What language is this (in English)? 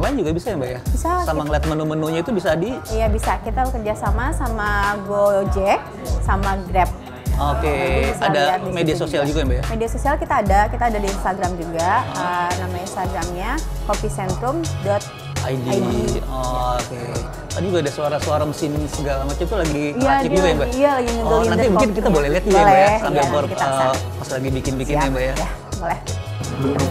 Indonesian